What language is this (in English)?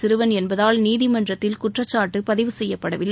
Tamil